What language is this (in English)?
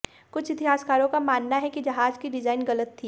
Hindi